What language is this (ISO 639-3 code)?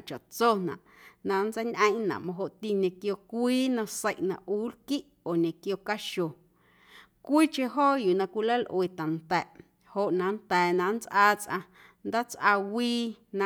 amu